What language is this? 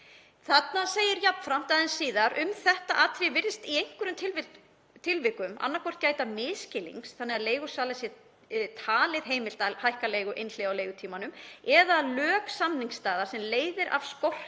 Icelandic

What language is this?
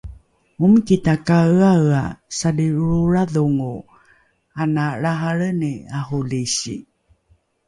Rukai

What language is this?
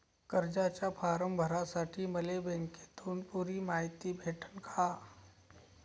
Marathi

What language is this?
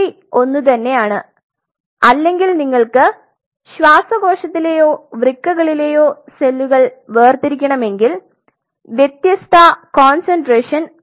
Malayalam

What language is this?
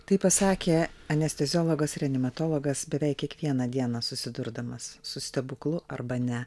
Lithuanian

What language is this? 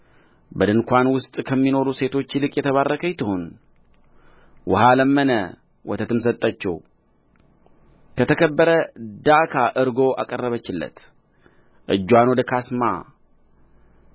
Amharic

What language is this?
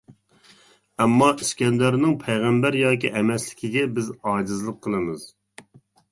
Uyghur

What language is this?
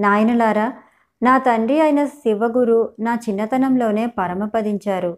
Telugu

